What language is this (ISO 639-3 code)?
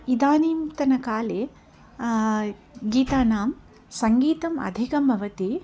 san